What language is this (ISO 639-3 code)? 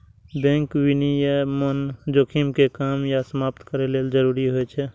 mai